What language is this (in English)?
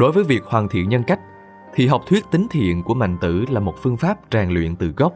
Vietnamese